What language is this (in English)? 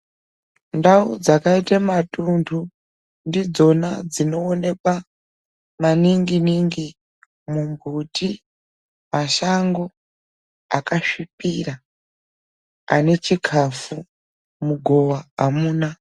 Ndau